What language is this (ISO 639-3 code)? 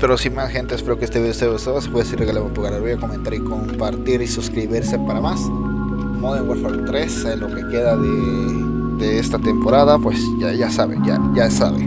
spa